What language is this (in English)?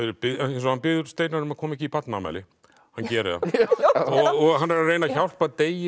Icelandic